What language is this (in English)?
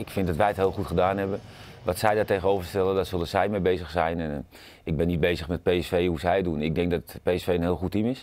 Dutch